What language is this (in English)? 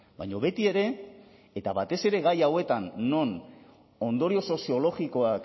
Basque